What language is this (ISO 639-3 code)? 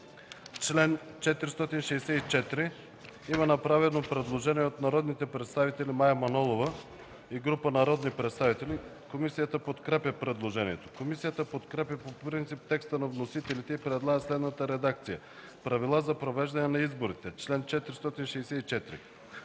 bul